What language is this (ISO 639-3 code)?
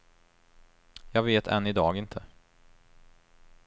swe